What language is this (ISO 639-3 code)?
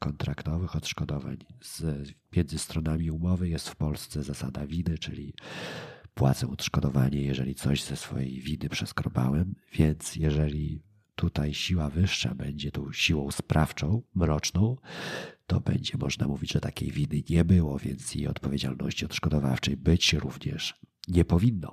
pol